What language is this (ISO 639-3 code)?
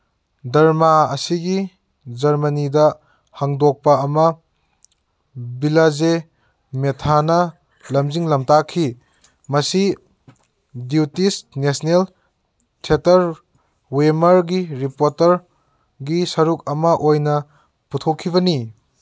mni